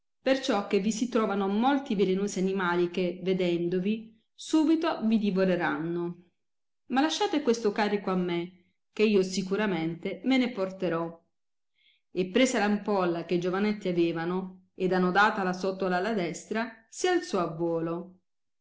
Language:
Italian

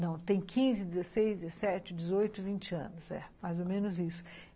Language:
Portuguese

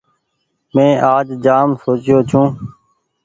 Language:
Goaria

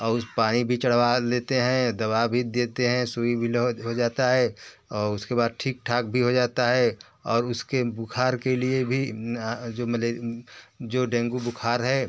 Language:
Hindi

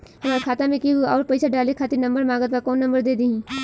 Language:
Bhojpuri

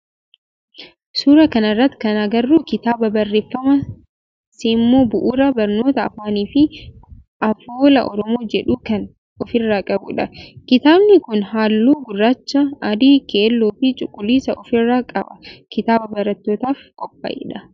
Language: Oromo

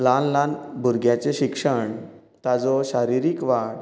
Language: Konkani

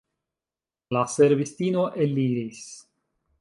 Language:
Esperanto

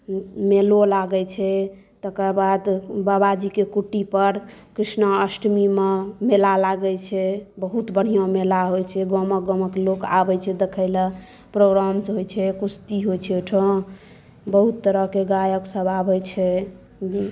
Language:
Maithili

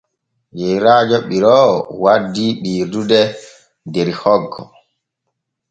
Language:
Borgu Fulfulde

